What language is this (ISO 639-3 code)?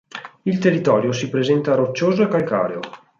ita